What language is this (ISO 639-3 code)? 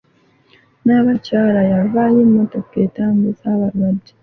lug